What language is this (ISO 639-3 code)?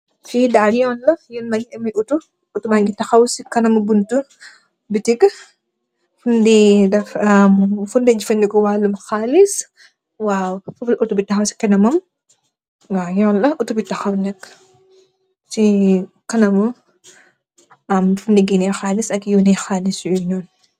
wol